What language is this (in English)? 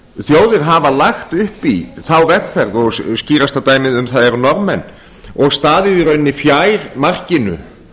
Icelandic